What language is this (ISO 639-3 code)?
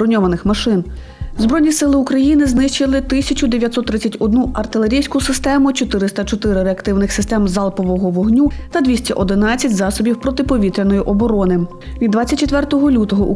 ukr